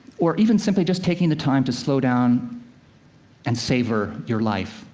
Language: English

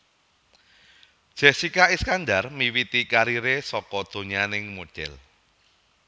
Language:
Javanese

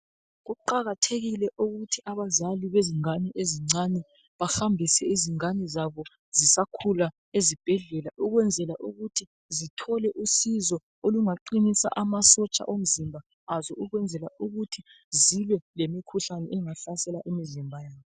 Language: North Ndebele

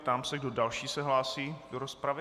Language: Czech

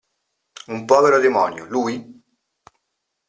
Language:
Italian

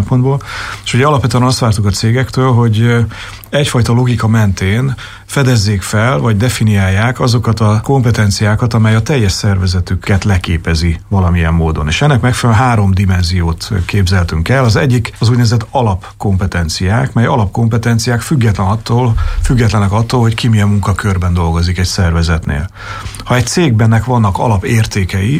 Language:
Hungarian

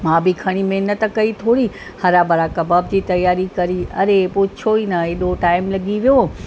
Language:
Sindhi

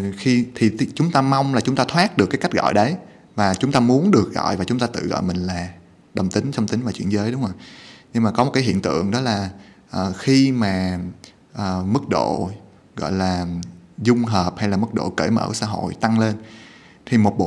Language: Vietnamese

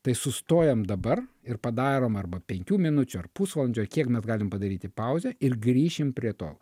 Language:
Lithuanian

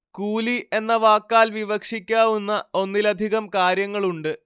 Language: Malayalam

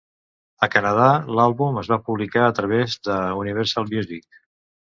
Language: Catalan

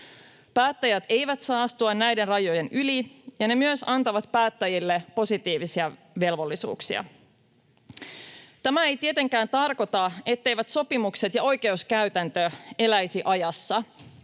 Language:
Finnish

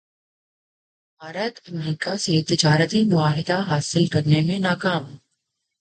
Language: Urdu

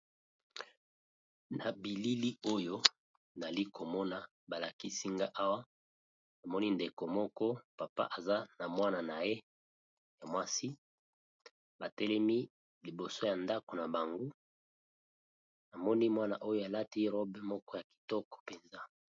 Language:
Lingala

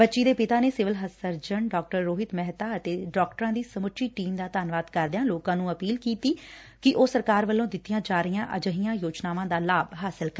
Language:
Punjabi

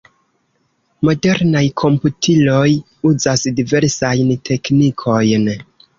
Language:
Esperanto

